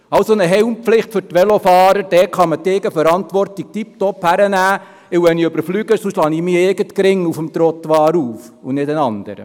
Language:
Swiss German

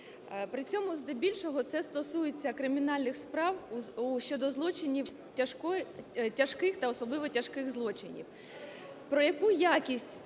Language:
Ukrainian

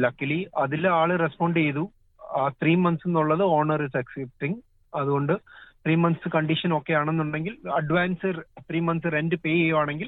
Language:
Malayalam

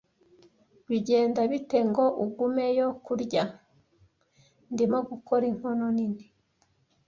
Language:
Kinyarwanda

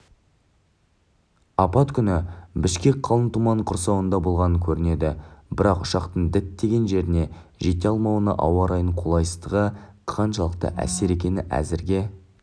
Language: Kazakh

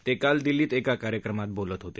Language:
Marathi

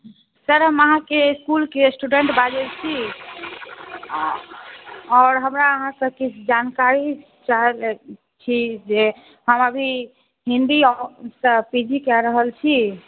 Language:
Maithili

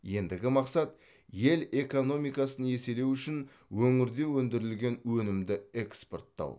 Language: Kazakh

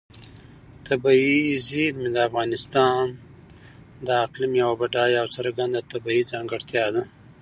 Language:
Pashto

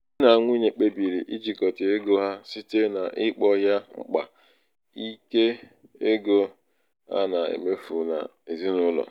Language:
Igbo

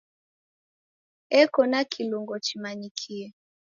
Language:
Taita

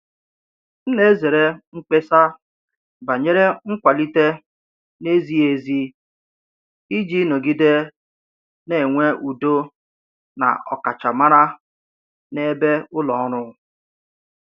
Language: Igbo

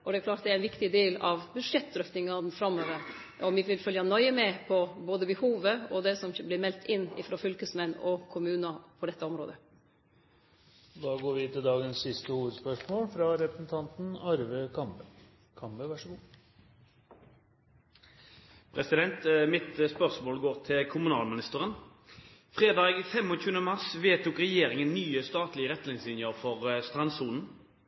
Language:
Norwegian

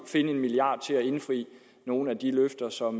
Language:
Danish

